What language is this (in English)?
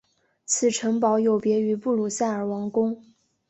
Chinese